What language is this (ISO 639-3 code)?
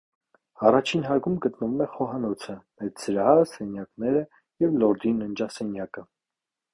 hye